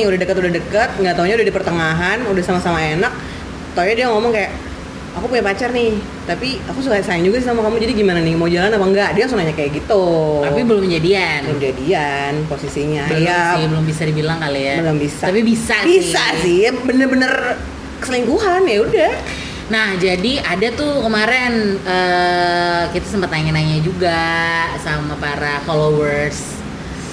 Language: Indonesian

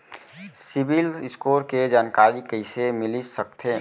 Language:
Chhattisgarhi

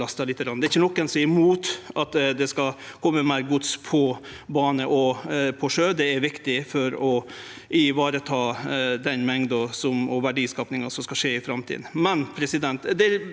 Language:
Norwegian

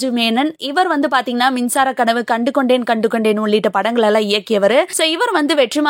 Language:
Tamil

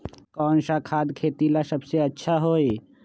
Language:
Magahi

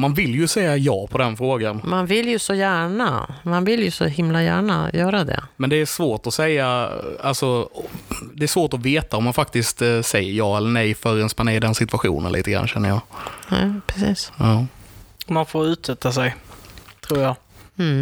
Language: Swedish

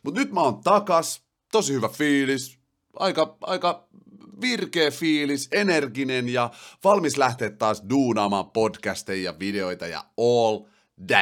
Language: Finnish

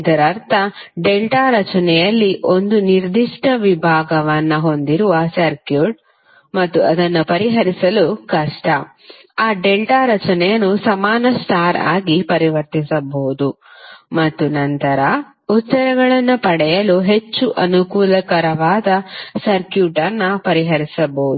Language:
Kannada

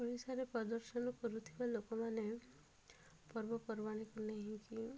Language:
Odia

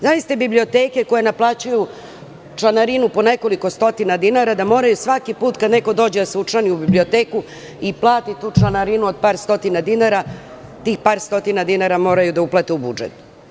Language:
Serbian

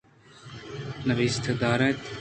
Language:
Eastern Balochi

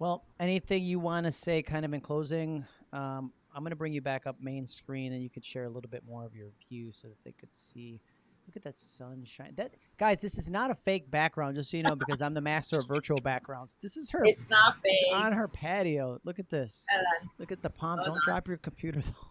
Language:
English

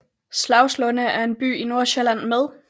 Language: Danish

